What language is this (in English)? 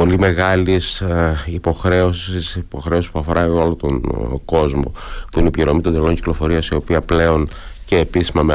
Greek